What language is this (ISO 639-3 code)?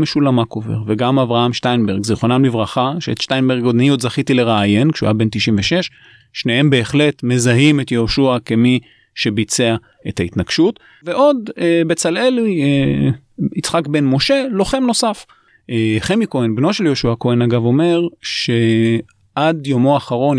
heb